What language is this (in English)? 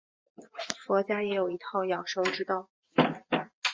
Chinese